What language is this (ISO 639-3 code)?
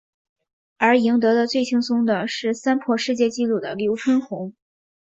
zho